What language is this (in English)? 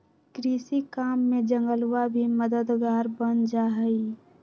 Magahi